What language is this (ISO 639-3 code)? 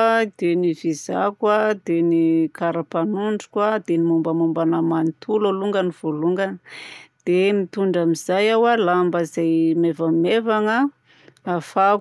bzc